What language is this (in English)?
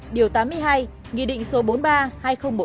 Vietnamese